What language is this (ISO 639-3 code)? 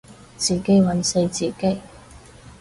yue